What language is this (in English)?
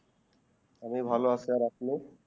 Bangla